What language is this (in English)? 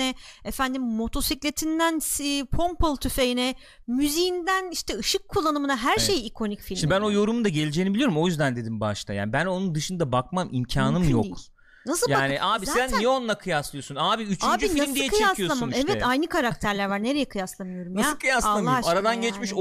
Turkish